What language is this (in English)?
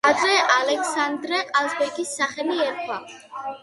Georgian